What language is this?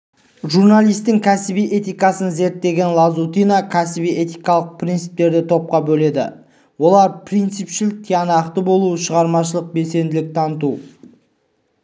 Kazakh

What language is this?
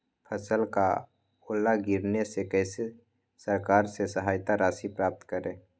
Magahi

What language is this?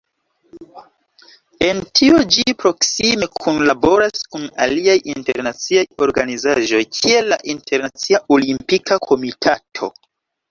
Esperanto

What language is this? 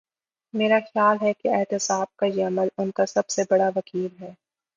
Urdu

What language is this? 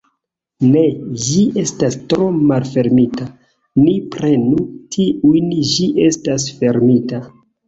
Esperanto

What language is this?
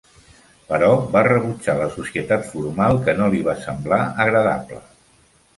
Catalan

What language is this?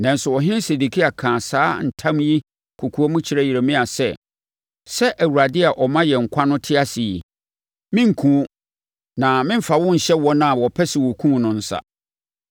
Akan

